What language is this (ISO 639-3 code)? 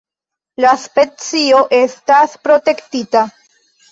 epo